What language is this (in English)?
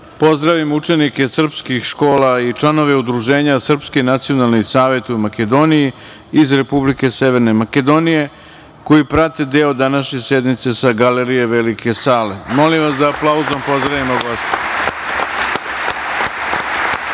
Serbian